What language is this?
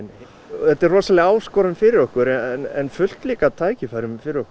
Icelandic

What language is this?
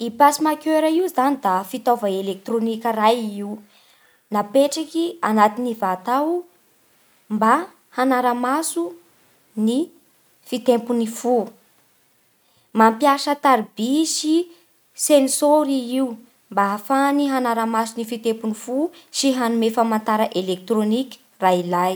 Bara Malagasy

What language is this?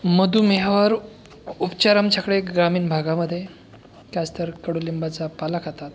Marathi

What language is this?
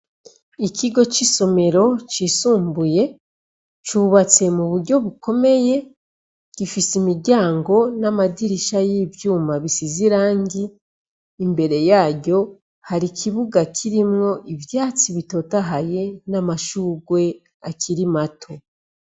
Rundi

